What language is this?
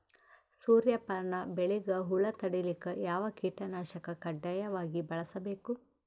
Kannada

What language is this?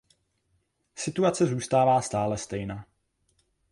Czech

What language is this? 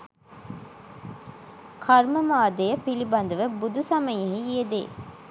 Sinhala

